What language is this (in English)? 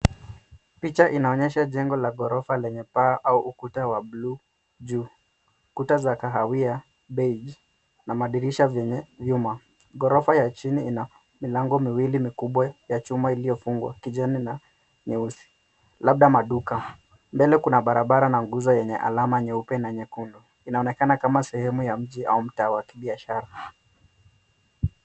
Swahili